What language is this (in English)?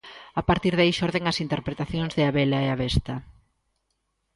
Galician